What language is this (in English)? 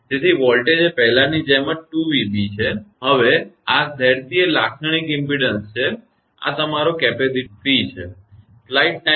Gujarati